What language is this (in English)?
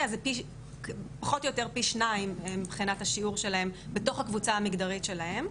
Hebrew